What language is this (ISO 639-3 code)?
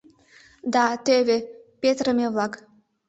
chm